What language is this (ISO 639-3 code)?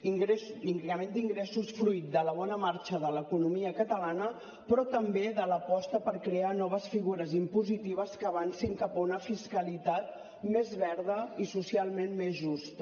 cat